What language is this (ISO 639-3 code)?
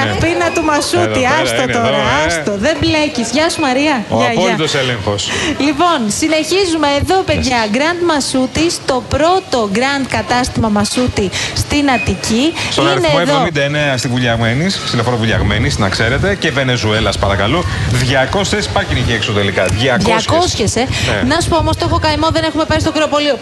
ell